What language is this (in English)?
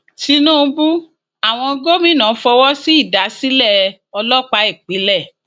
Yoruba